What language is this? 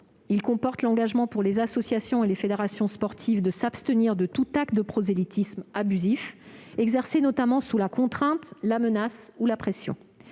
French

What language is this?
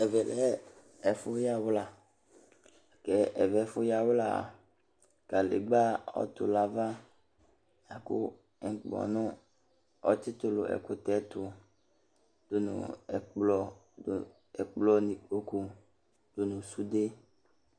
Ikposo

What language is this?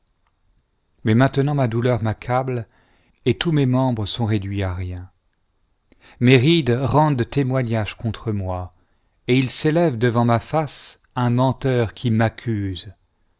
French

